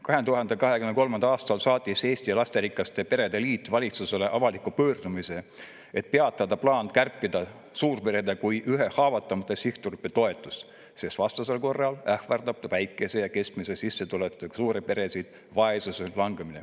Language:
Estonian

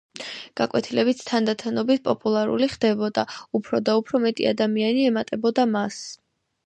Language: Georgian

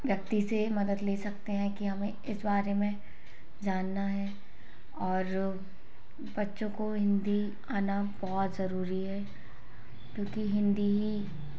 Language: Hindi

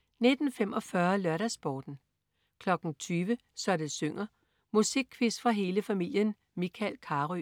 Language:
Danish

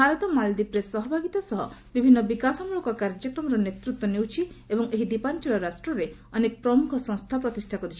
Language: Odia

